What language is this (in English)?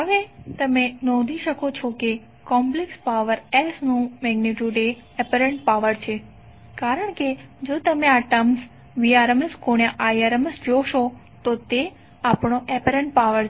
Gujarati